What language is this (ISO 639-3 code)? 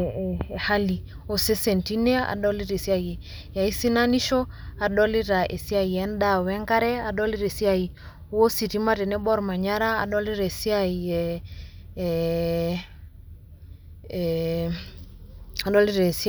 mas